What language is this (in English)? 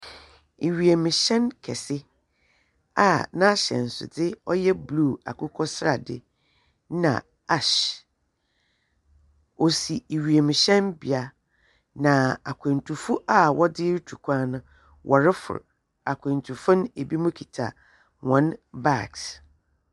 Akan